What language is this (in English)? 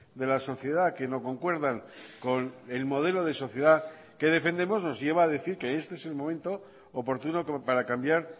Spanish